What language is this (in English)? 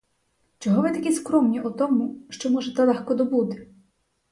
Ukrainian